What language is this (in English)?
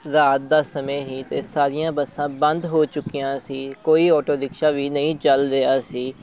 Punjabi